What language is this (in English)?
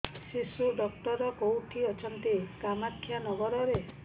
Odia